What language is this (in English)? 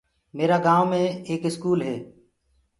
Gurgula